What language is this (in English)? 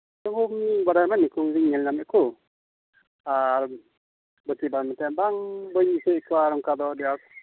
Santali